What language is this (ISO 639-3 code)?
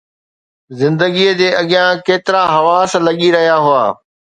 snd